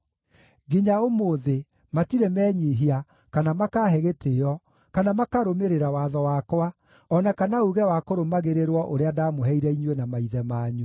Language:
Kikuyu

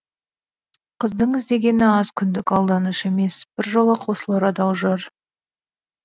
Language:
Kazakh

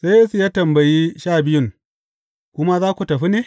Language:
Hausa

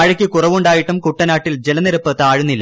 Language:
Malayalam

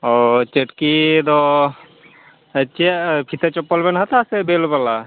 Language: Santali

